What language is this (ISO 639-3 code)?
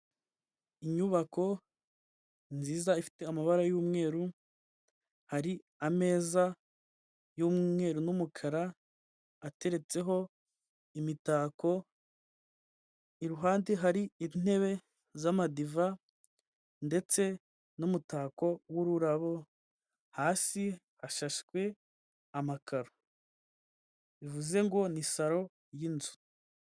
kin